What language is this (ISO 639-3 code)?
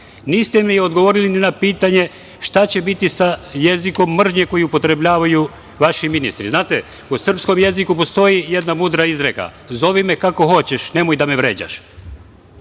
srp